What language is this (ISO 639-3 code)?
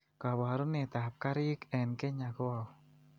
kln